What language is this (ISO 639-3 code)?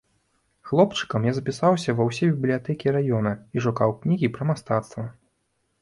bel